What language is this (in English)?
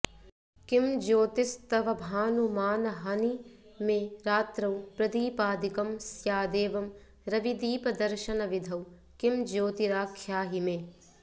Sanskrit